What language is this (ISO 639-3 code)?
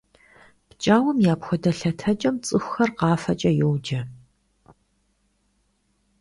kbd